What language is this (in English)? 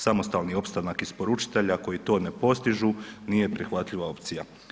Croatian